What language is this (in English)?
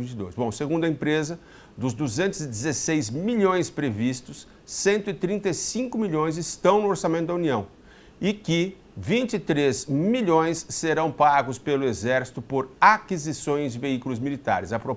Portuguese